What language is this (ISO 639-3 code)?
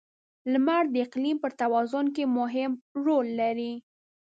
pus